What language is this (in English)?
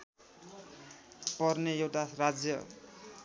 Nepali